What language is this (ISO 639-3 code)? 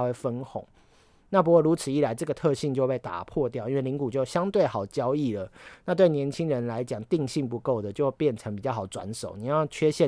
zho